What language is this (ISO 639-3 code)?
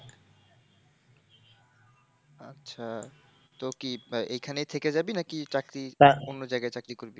ben